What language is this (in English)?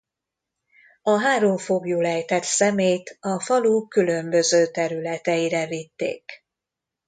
Hungarian